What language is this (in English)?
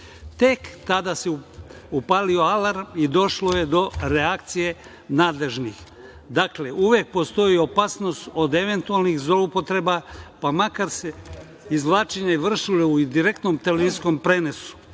Serbian